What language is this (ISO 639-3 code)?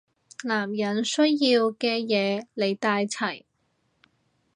yue